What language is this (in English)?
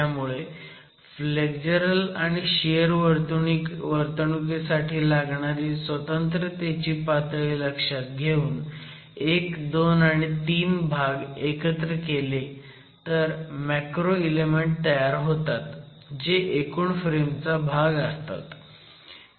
Marathi